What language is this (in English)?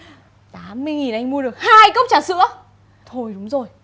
Vietnamese